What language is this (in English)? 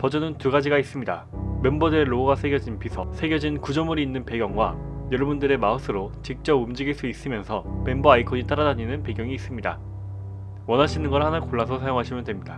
Korean